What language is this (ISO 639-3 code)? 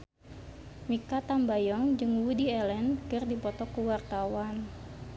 sun